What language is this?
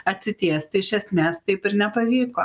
Lithuanian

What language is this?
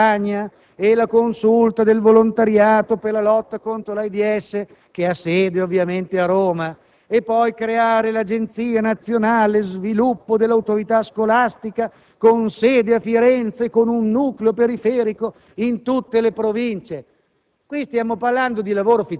Italian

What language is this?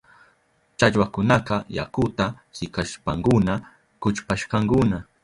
Southern Pastaza Quechua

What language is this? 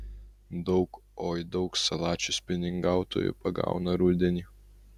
Lithuanian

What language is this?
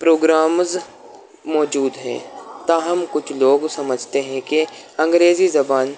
Urdu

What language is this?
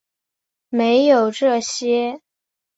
Chinese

